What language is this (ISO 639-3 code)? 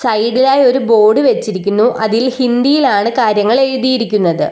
mal